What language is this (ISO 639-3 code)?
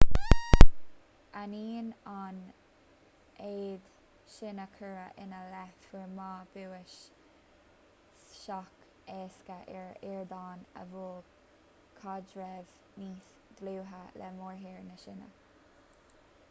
gle